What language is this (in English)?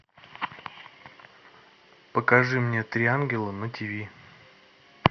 Russian